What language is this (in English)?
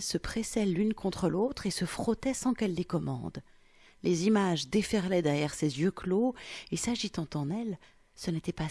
French